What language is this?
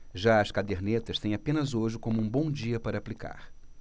Portuguese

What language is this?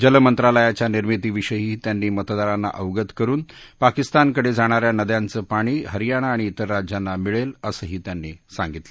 Marathi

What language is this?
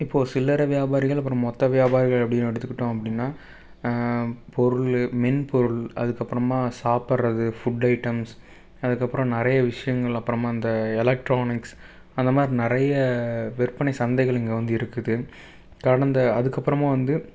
Tamil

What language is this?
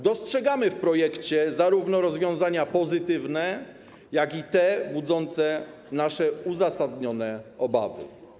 Polish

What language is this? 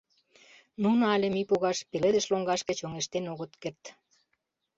Mari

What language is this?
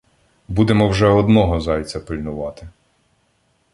Ukrainian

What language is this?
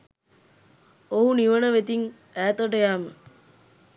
Sinhala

